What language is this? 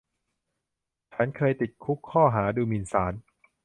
Thai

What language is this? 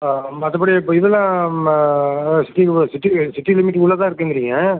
Tamil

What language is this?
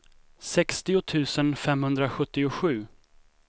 Swedish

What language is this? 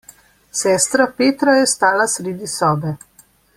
Slovenian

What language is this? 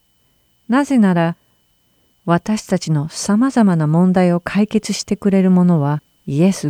Japanese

